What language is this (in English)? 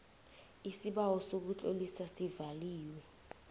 South Ndebele